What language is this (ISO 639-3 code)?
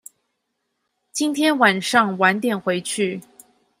zho